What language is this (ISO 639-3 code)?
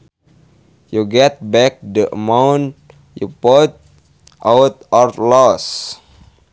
sun